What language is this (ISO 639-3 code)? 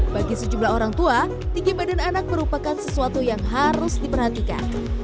ind